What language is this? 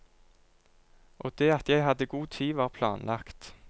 Norwegian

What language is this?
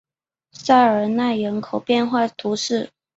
Chinese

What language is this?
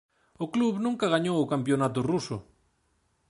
Galician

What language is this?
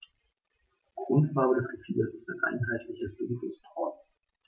German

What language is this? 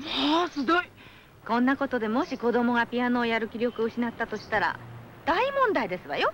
Japanese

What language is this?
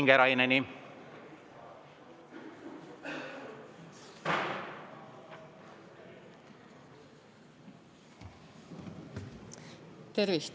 Estonian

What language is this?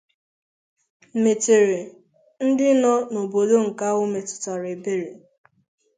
Igbo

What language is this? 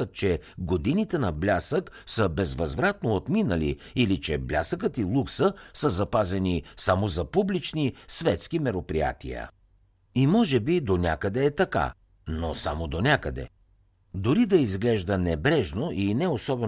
Bulgarian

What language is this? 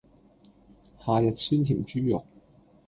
Cantonese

